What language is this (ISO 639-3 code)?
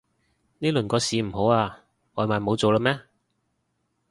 yue